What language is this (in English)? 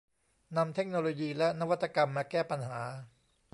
Thai